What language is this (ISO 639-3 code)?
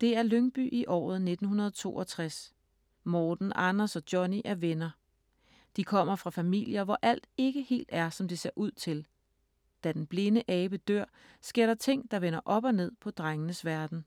dan